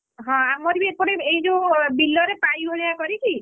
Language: Odia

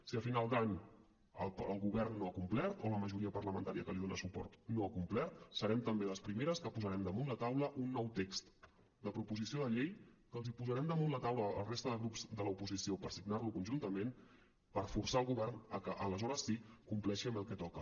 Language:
Catalan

